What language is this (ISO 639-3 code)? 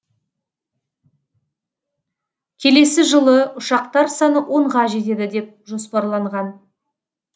kaz